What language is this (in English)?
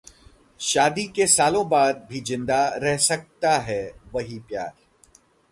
Hindi